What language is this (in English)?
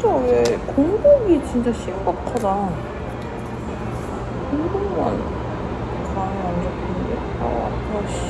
Korean